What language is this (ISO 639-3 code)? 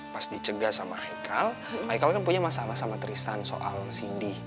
ind